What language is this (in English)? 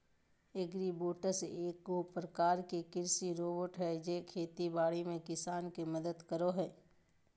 Magahi